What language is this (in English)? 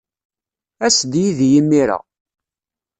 Kabyle